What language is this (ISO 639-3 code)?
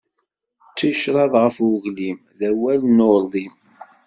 kab